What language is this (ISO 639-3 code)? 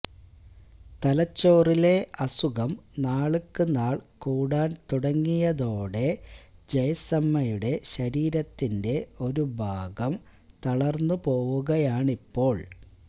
mal